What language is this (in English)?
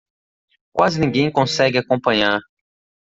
Portuguese